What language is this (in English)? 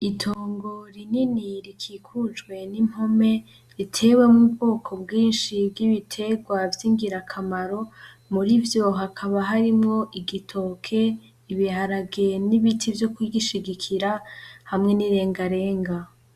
Rundi